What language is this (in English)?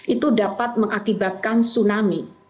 Indonesian